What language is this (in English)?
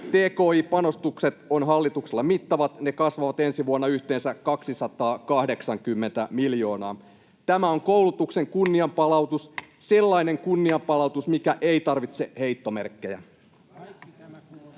Finnish